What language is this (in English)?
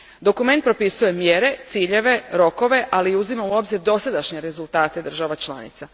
Croatian